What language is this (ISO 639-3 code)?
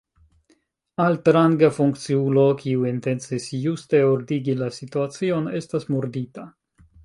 epo